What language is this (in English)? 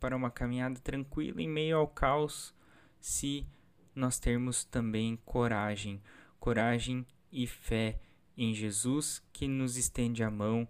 Portuguese